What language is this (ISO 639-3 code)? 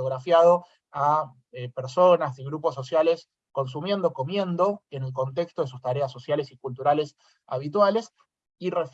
spa